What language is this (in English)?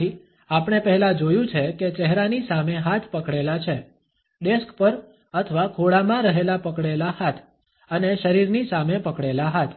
Gujarati